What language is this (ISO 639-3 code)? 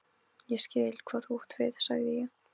isl